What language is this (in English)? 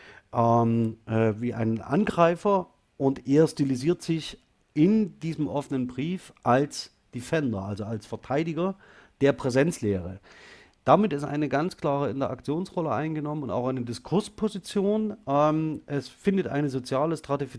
German